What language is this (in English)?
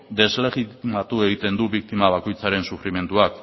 Basque